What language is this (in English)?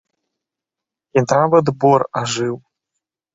Belarusian